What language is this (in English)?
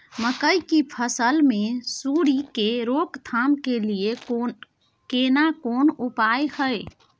Maithili